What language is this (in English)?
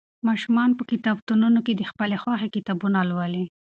Pashto